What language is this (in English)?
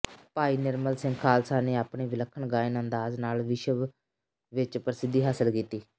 Punjabi